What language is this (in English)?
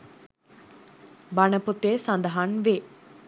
Sinhala